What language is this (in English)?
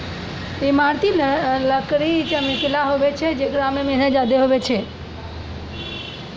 Maithili